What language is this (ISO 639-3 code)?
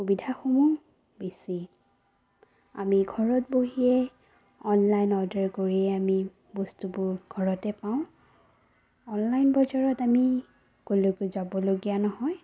asm